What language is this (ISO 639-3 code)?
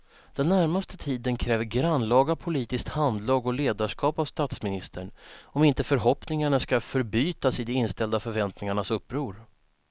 swe